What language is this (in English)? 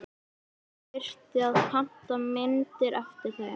Icelandic